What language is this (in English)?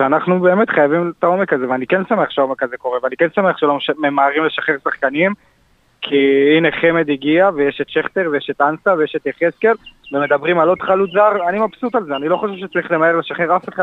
Hebrew